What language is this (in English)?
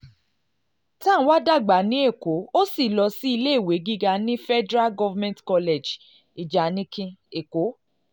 Yoruba